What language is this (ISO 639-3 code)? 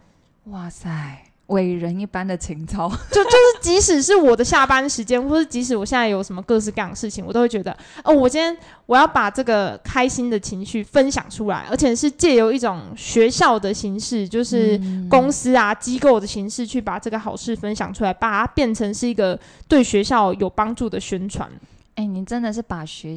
zho